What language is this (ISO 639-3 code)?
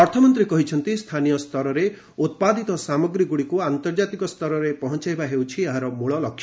ori